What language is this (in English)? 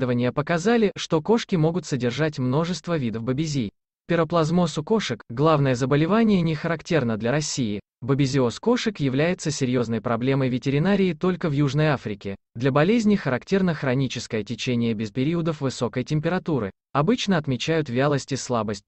Russian